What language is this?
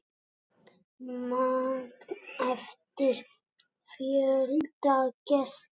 Icelandic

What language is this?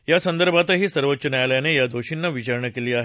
Marathi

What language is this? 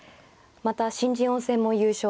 Japanese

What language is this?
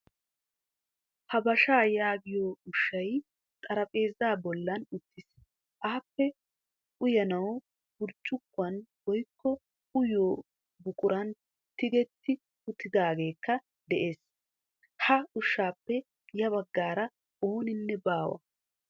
Wolaytta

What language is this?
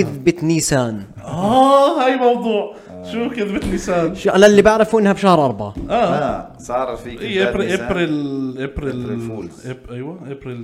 Arabic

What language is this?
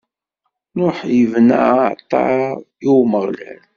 Kabyle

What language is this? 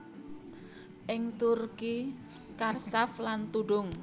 Javanese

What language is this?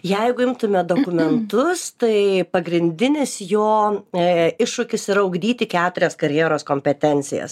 Lithuanian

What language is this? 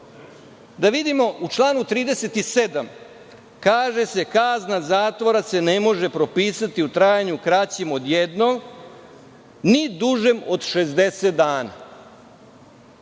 Serbian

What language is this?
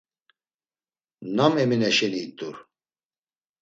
Laz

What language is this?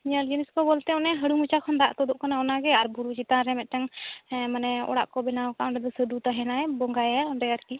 Santali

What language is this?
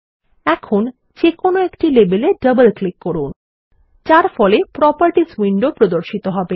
Bangla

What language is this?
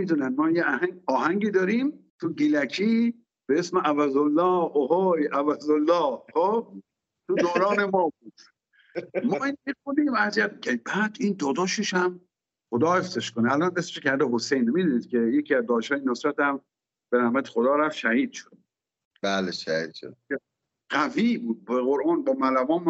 Persian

